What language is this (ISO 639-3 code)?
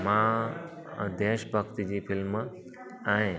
snd